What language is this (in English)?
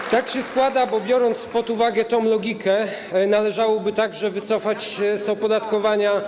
Polish